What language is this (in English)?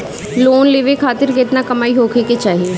Bhojpuri